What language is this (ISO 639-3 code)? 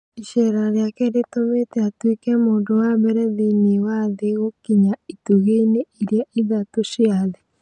kik